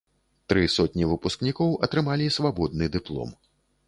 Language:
Belarusian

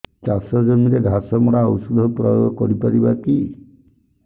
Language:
Odia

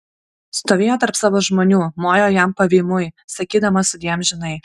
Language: Lithuanian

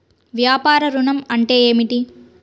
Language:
Telugu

